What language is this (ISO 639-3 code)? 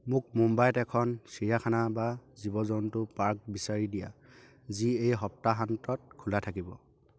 asm